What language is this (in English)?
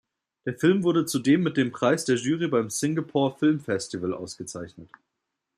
German